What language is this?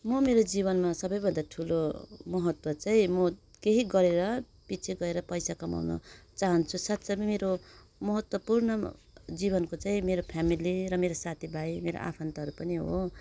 Nepali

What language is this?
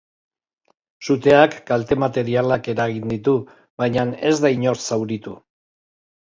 Basque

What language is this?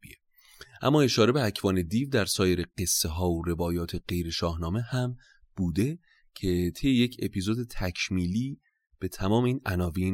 Persian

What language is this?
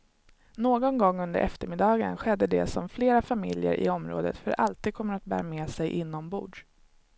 Swedish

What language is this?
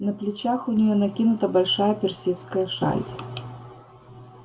Russian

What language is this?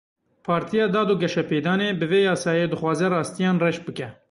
Kurdish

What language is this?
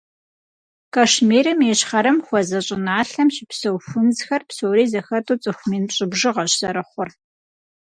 Kabardian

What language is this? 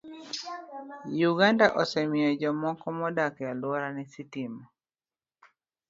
Luo (Kenya and Tanzania)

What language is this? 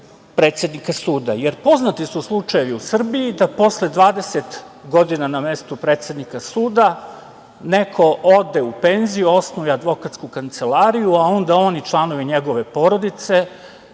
Serbian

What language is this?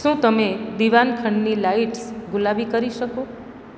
Gujarati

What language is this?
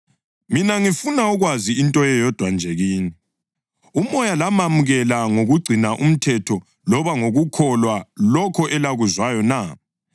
North Ndebele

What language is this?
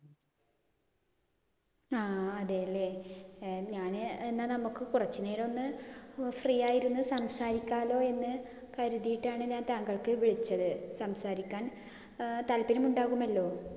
Malayalam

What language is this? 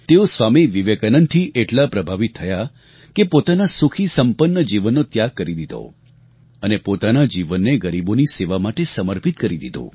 Gujarati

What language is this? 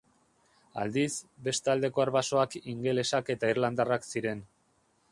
Basque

